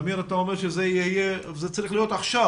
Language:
Hebrew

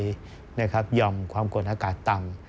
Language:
Thai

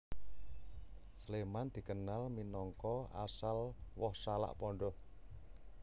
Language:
Javanese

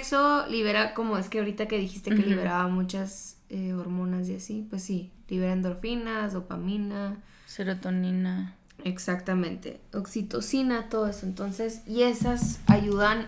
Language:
Spanish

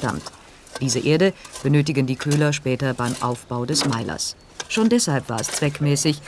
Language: German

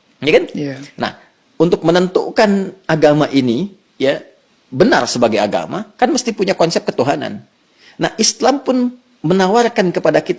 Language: Indonesian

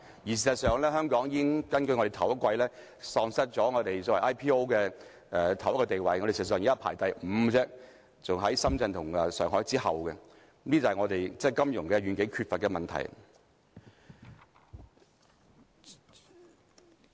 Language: Cantonese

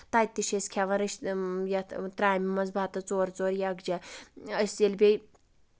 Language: Kashmiri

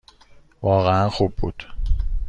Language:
Persian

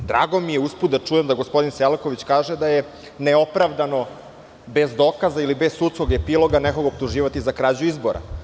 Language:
Serbian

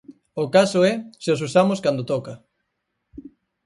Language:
Galician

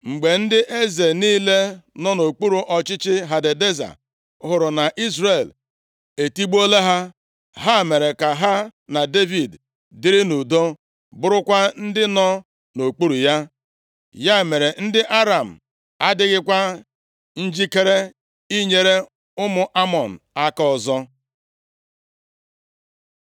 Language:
Igbo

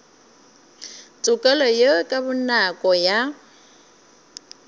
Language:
Northern Sotho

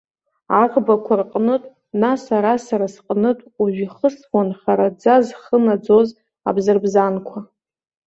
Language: Abkhazian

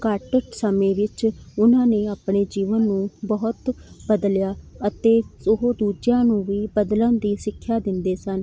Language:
Punjabi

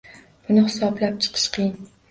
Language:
Uzbek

